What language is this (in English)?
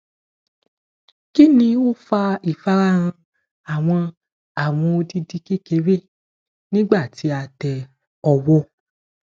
Yoruba